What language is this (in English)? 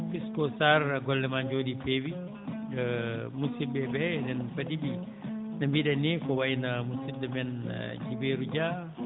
Fula